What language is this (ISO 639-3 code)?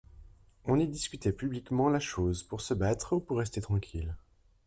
fra